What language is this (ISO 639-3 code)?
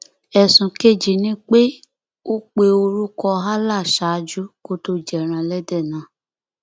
yor